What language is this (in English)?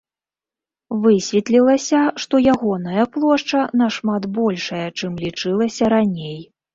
Belarusian